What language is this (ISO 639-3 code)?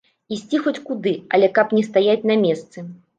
bel